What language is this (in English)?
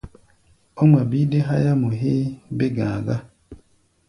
Gbaya